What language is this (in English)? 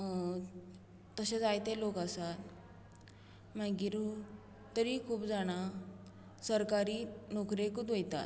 Konkani